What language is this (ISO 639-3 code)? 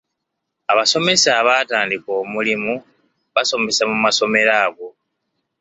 lug